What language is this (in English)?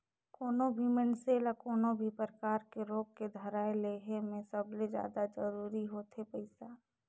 Chhattisgarhi